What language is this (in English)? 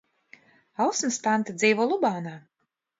Latvian